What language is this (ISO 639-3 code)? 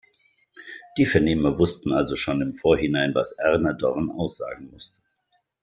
deu